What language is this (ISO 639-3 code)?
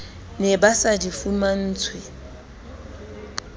sot